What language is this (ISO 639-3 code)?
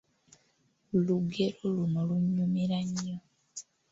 lug